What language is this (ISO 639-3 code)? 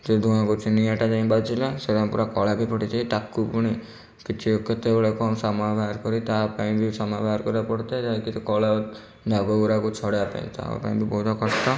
ori